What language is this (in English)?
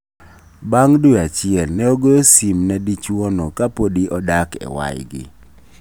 Luo (Kenya and Tanzania)